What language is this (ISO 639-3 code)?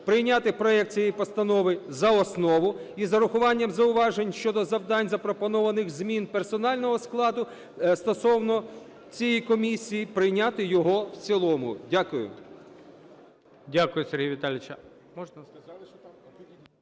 ukr